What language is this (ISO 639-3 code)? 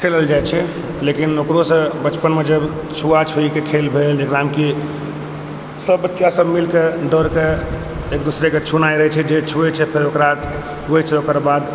mai